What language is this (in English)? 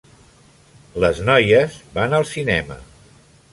Catalan